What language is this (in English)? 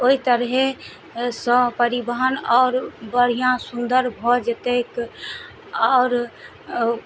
Maithili